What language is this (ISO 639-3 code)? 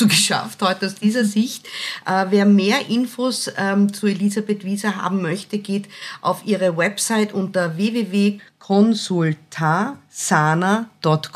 deu